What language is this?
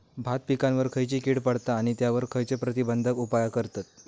Marathi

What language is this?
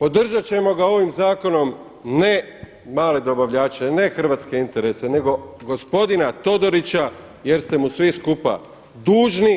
Croatian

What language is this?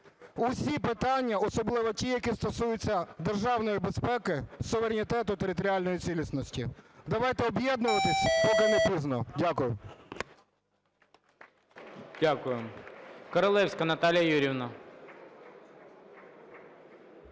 Ukrainian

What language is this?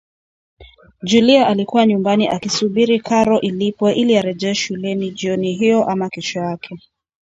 Swahili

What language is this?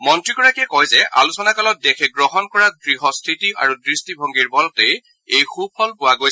Assamese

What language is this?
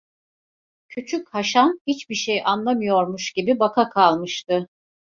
Turkish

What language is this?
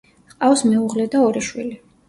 Georgian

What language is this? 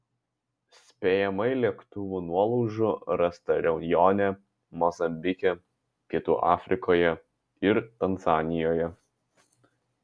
Lithuanian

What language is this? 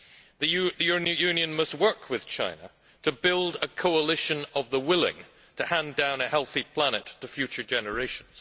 English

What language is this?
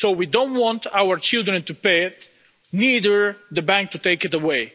English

